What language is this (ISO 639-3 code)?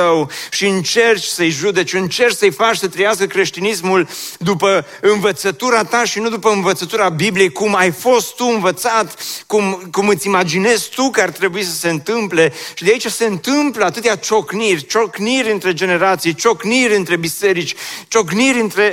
ron